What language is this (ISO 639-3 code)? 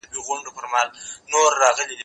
pus